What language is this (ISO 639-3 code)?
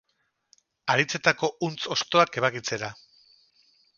eus